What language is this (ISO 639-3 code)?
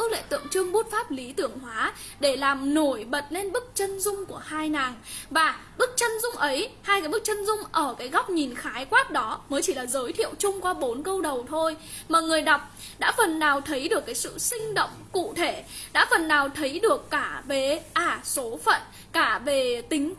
vie